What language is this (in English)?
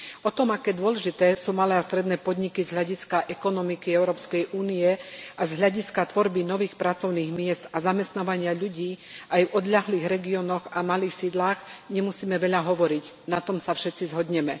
Slovak